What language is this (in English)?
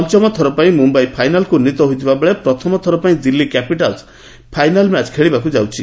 Odia